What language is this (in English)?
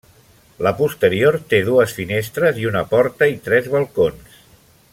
Catalan